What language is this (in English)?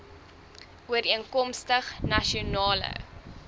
Afrikaans